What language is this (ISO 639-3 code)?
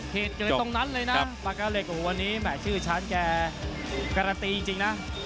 tha